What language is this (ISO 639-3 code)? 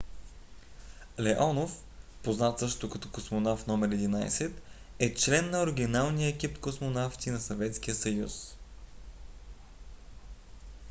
bul